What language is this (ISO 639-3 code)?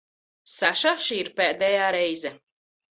lav